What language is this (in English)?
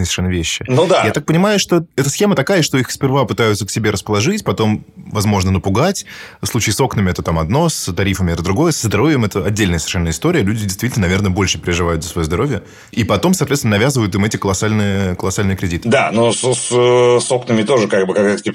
Russian